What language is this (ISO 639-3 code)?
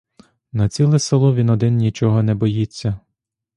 ukr